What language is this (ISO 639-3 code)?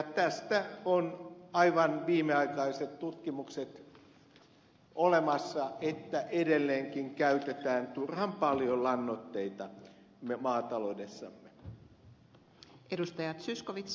fin